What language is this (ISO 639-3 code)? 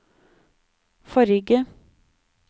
nor